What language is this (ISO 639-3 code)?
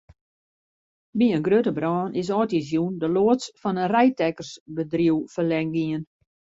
fry